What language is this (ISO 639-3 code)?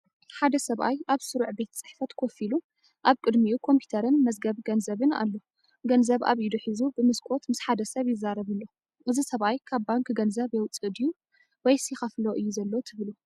tir